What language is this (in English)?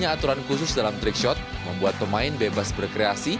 Indonesian